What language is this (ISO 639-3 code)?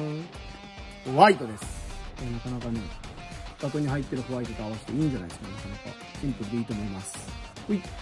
jpn